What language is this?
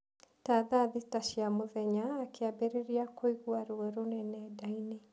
Kikuyu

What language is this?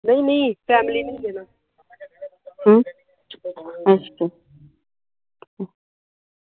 Punjabi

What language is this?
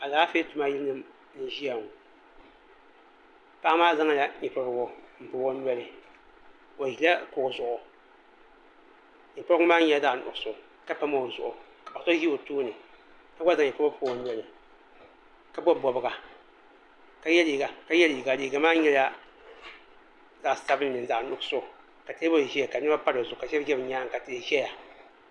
Dagbani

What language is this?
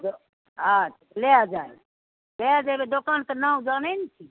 Maithili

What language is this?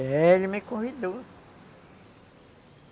Portuguese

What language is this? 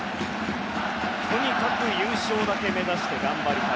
Japanese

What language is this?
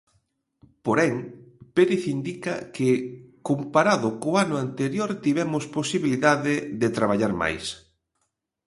Galician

